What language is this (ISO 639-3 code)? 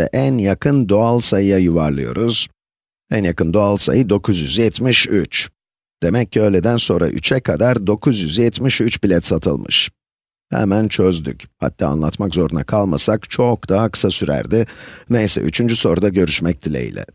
tur